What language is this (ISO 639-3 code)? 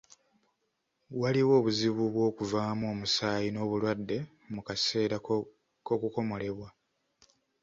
lug